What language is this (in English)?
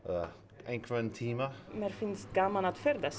Icelandic